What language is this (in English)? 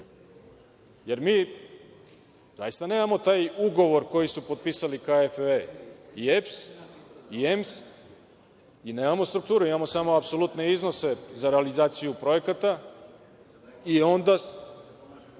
Serbian